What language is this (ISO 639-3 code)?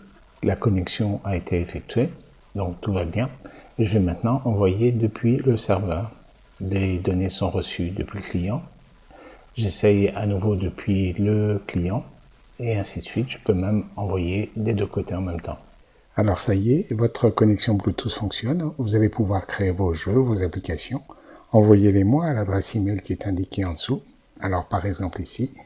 fra